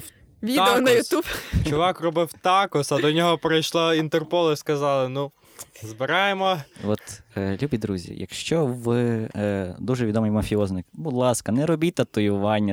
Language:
Ukrainian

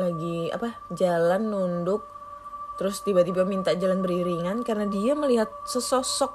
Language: Indonesian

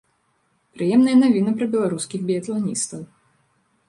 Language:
Belarusian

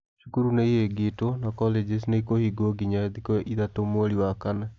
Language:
Kikuyu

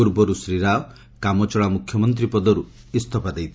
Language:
Odia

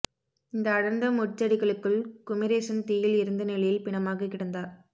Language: Tamil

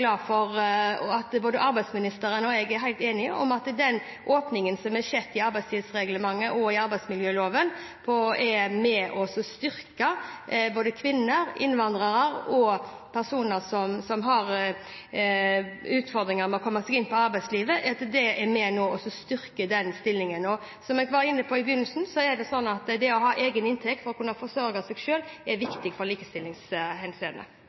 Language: Norwegian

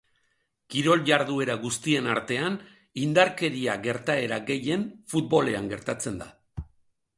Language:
Basque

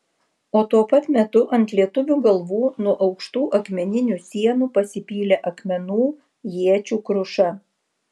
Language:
Lithuanian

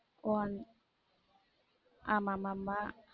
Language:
Tamil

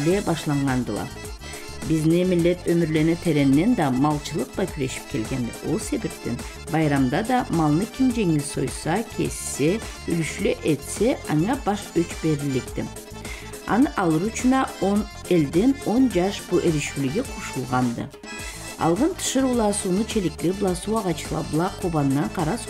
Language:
Turkish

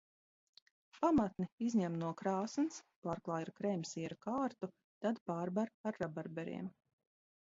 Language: Latvian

